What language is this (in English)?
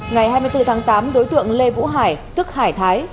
Vietnamese